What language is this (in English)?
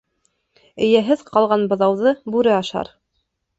Bashkir